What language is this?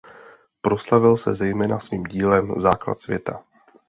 Czech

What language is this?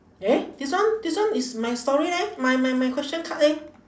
English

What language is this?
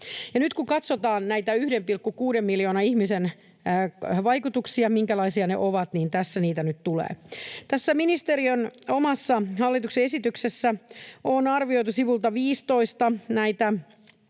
Finnish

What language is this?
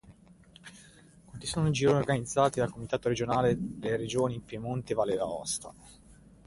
Italian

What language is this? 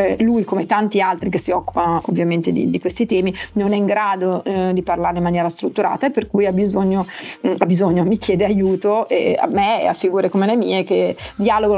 Italian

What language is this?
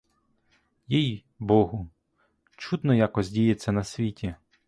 Ukrainian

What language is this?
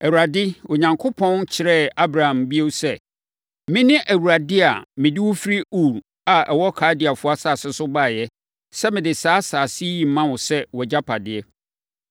Akan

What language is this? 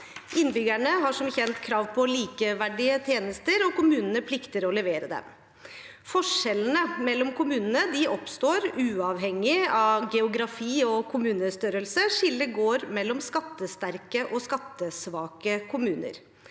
Norwegian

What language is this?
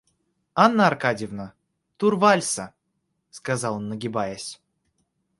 Russian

